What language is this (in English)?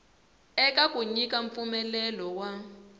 Tsonga